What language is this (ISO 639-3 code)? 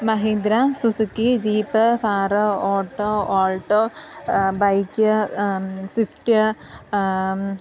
mal